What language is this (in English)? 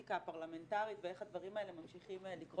Hebrew